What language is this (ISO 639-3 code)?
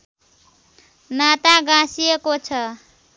nep